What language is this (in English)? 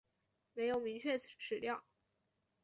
Chinese